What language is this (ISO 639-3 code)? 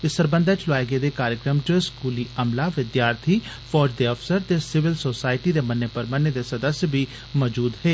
doi